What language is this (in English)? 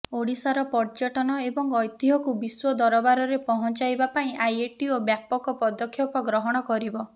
Odia